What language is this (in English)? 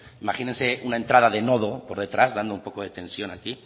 Spanish